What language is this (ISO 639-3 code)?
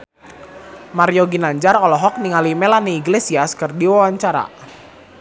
sun